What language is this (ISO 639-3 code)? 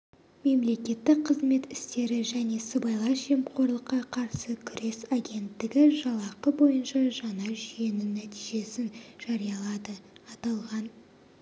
kaz